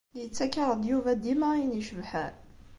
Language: Kabyle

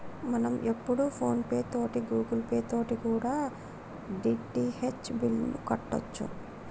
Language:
Telugu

